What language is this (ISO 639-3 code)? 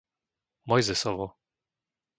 slk